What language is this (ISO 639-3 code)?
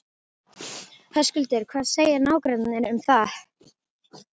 isl